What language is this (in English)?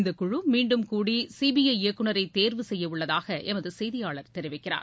Tamil